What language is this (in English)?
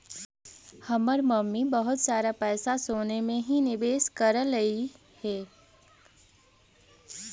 Magahi